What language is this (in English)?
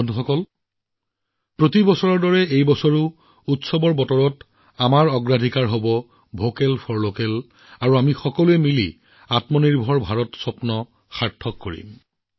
Assamese